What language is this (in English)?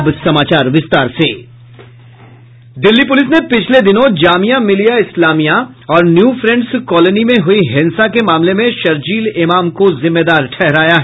Hindi